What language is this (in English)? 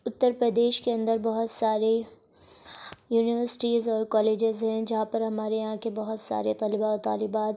Urdu